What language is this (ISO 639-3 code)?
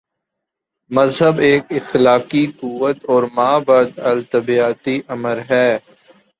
urd